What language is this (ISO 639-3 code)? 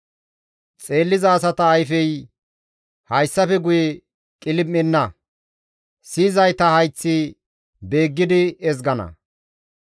gmv